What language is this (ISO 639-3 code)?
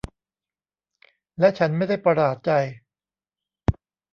tha